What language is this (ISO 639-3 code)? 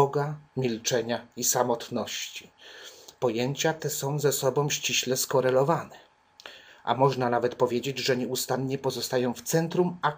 pol